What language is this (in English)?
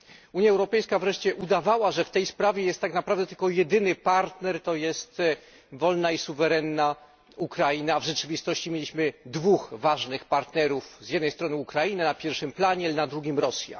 Polish